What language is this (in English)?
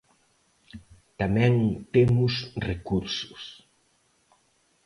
Galician